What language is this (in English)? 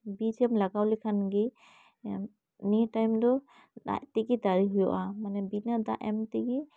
Santali